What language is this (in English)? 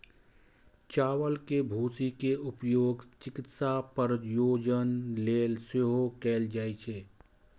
Maithili